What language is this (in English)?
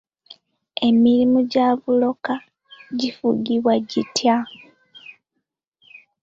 Ganda